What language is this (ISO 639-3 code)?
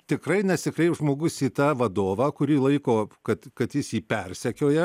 lit